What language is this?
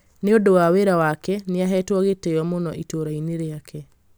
Kikuyu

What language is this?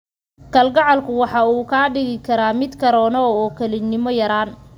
Somali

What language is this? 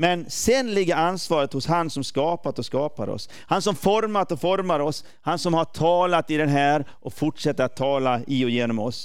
Swedish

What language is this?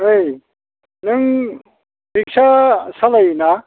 Bodo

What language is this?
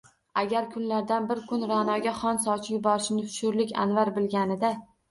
Uzbek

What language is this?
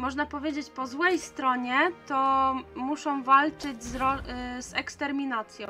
Polish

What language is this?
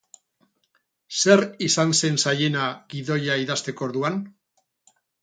Basque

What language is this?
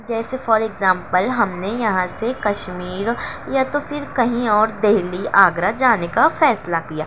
Urdu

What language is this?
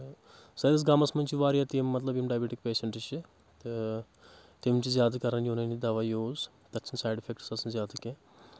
Kashmiri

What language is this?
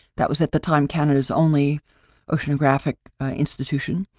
English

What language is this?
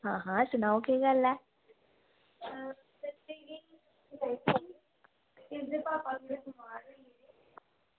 Dogri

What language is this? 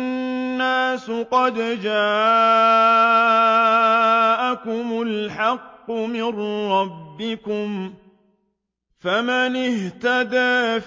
Arabic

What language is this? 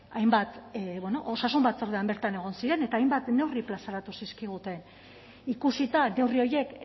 Basque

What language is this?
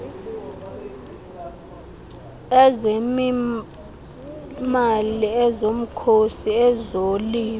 Xhosa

